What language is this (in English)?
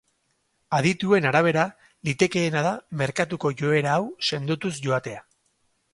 Basque